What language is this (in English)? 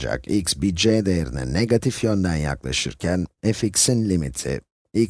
Turkish